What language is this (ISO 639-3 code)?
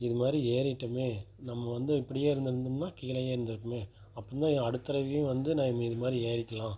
tam